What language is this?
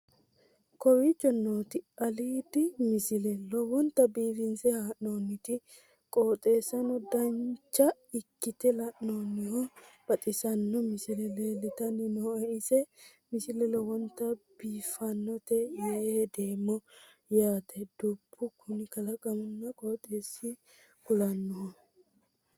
Sidamo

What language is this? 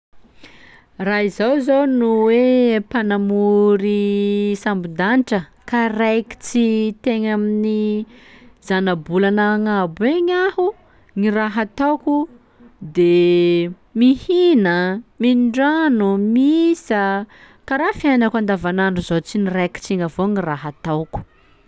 Sakalava Malagasy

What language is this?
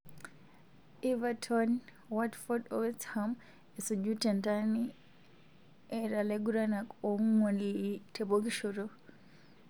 Masai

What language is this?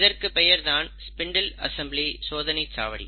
Tamil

